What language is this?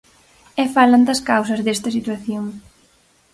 Galician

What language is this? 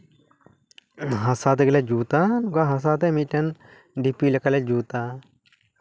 Santali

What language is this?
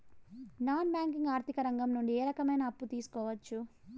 Telugu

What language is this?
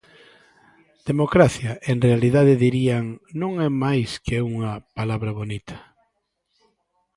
Galician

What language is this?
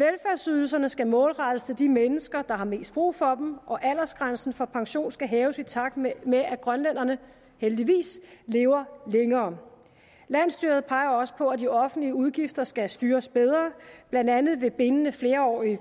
Danish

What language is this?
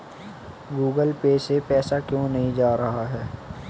Hindi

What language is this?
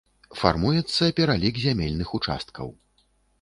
Belarusian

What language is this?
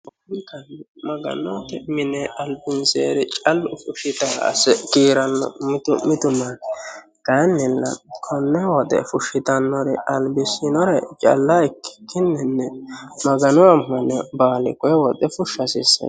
Sidamo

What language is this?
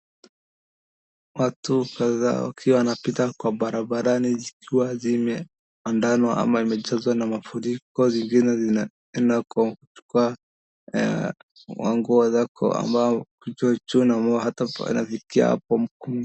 Swahili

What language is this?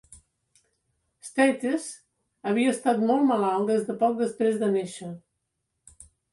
Catalan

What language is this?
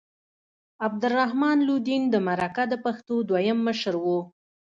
Pashto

